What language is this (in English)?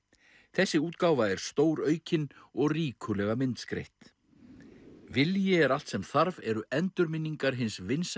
Icelandic